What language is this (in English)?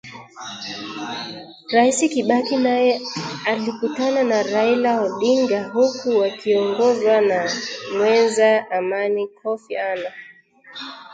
Swahili